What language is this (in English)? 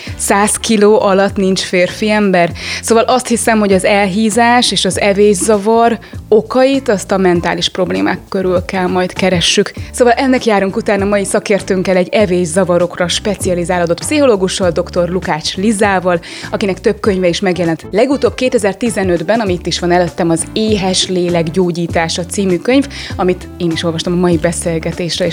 Hungarian